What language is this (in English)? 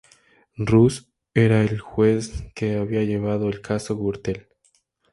Spanish